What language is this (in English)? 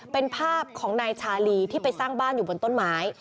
Thai